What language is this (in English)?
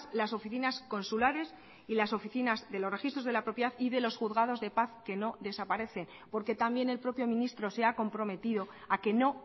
Spanish